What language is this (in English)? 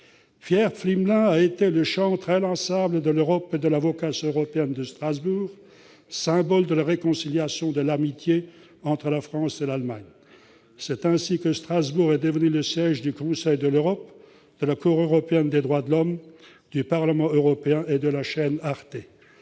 French